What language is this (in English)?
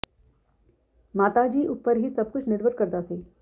Punjabi